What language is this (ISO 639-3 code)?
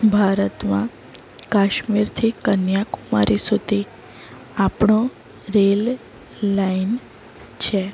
guj